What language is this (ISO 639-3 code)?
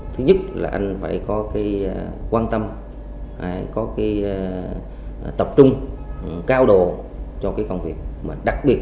vie